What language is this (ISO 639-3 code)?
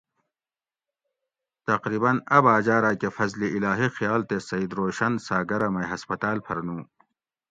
gwc